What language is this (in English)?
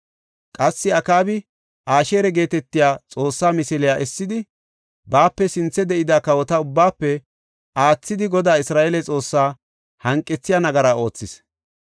Gofa